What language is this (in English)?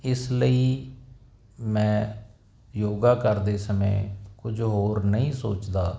Punjabi